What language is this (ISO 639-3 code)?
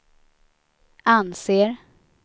swe